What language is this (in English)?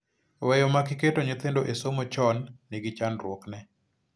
Luo (Kenya and Tanzania)